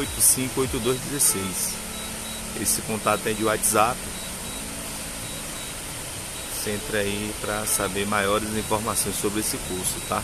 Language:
Portuguese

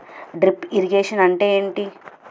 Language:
Telugu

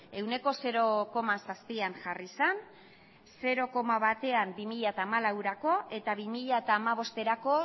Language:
Basque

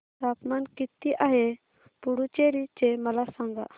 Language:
Marathi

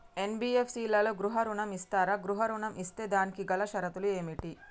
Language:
Telugu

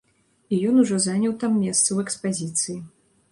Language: Belarusian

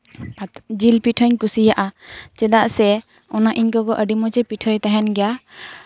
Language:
Santali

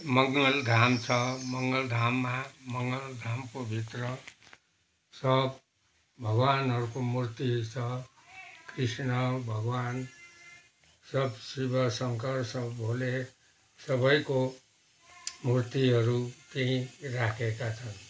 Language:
Nepali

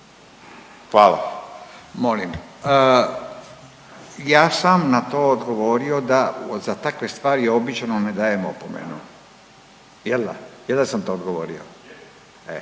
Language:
Croatian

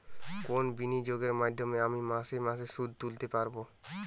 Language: Bangla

